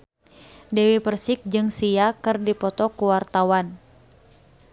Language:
Sundanese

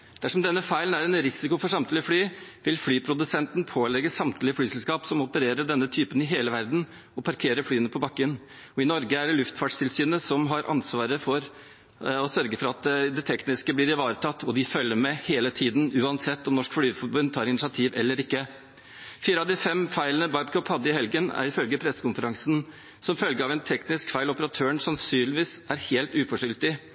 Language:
Norwegian Bokmål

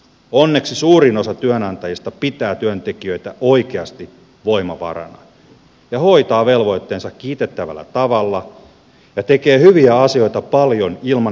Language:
Finnish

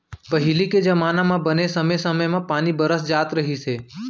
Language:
Chhattisgarhi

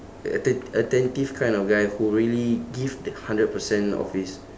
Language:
English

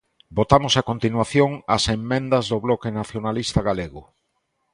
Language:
Galician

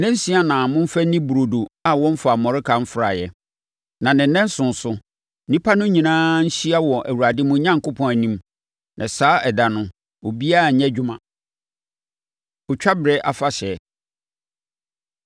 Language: Akan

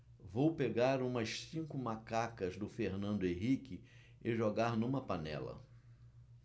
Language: Portuguese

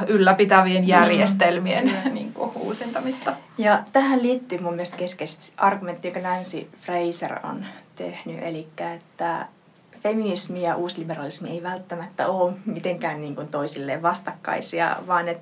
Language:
Finnish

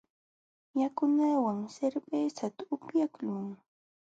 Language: Jauja Wanca Quechua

